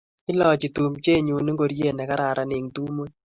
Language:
Kalenjin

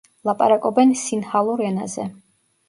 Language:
Georgian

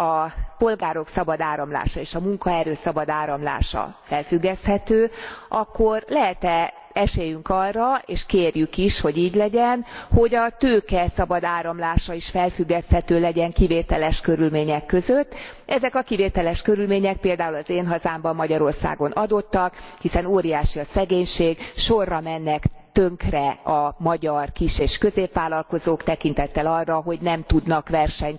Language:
Hungarian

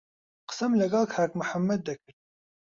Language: Central Kurdish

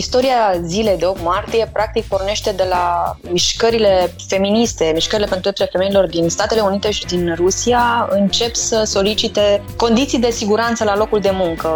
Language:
Romanian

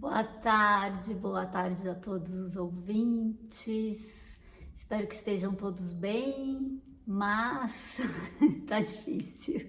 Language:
Portuguese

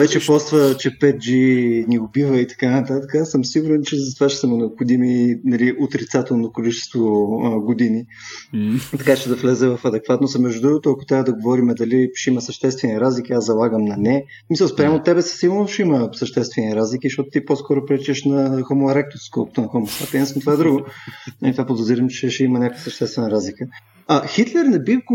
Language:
Bulgarian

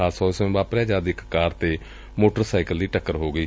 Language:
Punjabi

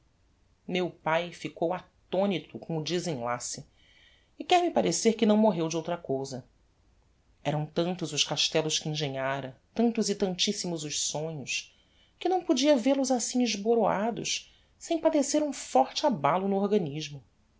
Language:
Portuguese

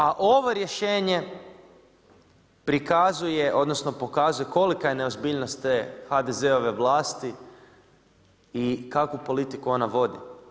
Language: Croatian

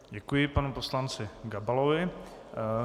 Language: Czech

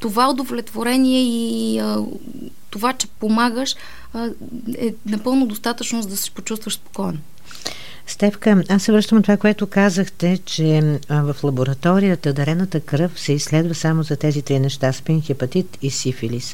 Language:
Bulgarian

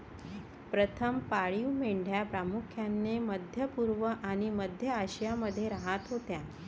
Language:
Marathi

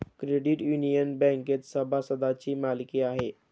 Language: Marathi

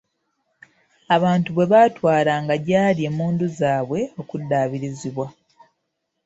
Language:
Ganda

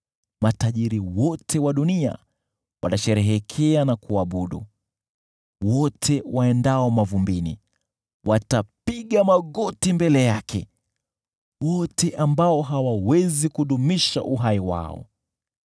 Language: Swahili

